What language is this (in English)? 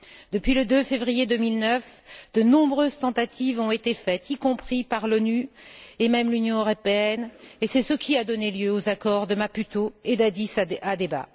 French